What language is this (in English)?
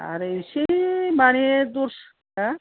Bodo